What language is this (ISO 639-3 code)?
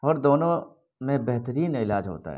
urd